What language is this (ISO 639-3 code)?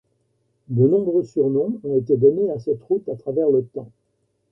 fra